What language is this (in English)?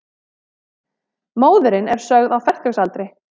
Icelandic